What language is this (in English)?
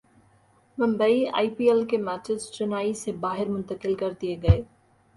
Urdu